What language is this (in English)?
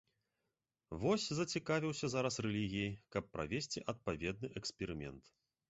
Belarusian